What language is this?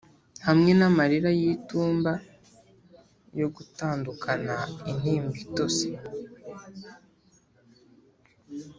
Kinyarwanda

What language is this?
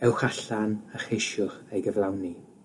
Welsh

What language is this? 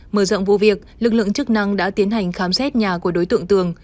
Vietnamese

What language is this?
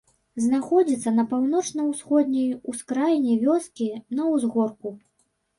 Belarusian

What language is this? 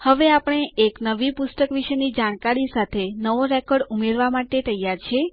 Gujarati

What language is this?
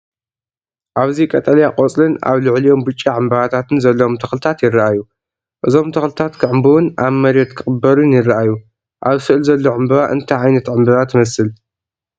Tigrinya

